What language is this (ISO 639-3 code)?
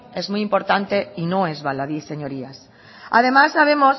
spa